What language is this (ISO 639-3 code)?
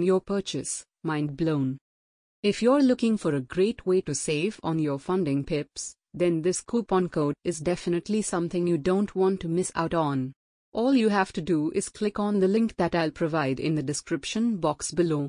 eng